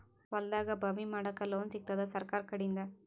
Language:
Kannada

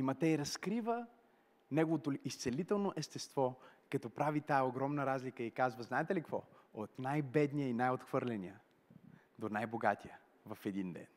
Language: Bulgarian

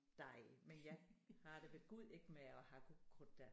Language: Danish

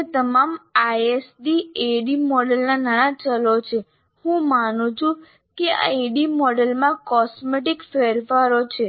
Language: Gujarati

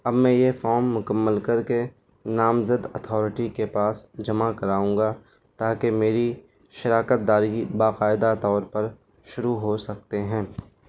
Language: Urdu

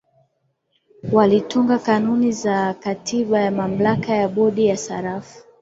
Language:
Swahili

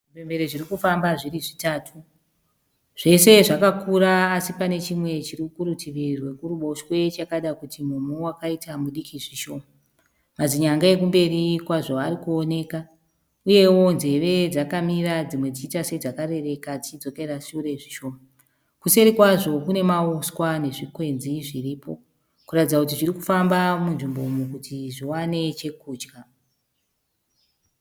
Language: Shona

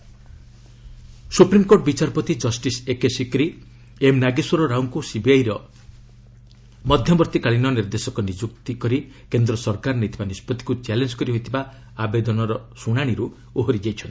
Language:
Odia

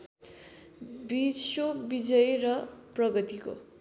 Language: Nepali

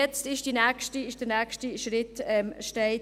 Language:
Swiss German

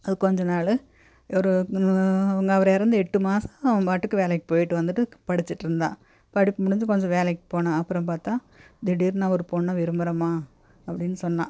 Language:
Tamil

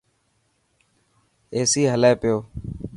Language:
Dhatki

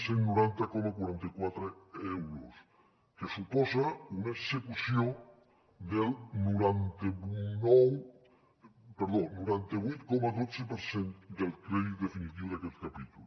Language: Catalan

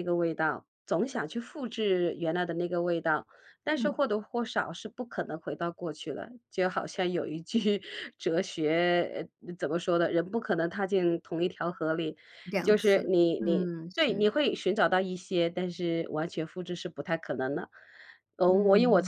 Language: Chinese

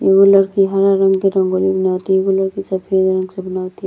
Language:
Bhojpuri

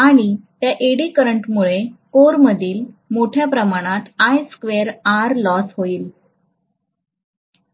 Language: Marathi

